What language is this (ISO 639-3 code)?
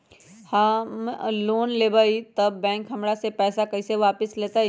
mag